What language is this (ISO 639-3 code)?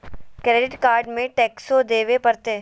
mag